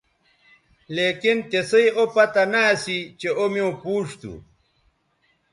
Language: Bateri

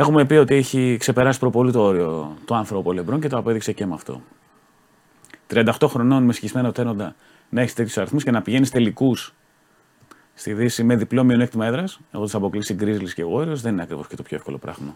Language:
Greek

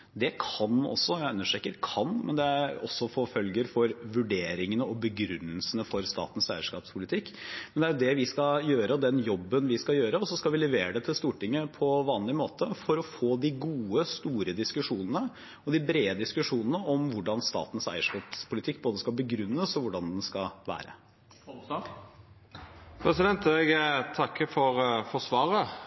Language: Norwegian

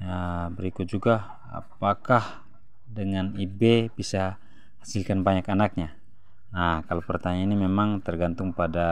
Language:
Indonesian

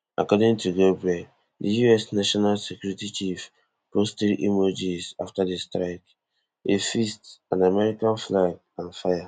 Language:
Nigerian Pidgin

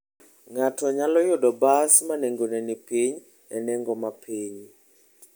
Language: Luo (Kenya and Tanzania)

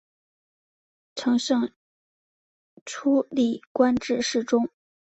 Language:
Chinese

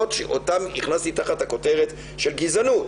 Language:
Hebrew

